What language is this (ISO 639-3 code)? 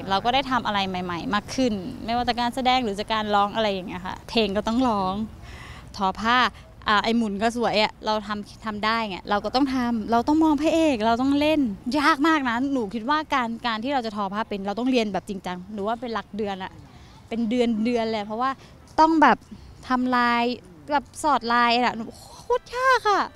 tha